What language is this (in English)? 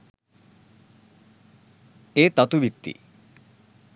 Sinhala